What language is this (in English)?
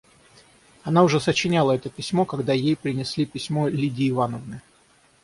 Russian